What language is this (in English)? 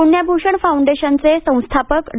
Marathi